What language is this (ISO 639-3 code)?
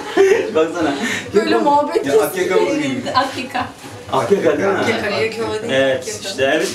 tur